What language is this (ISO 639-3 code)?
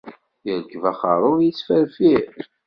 kab